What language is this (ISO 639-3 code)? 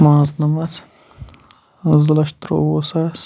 kas